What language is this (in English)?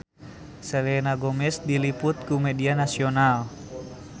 Sundanese